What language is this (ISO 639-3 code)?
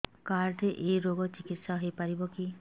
ori